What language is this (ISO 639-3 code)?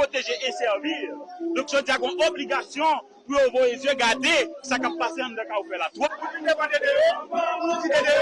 fra